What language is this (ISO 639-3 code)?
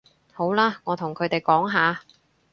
yue